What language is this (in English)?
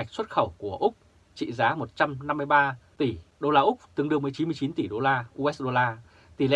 Vietnamese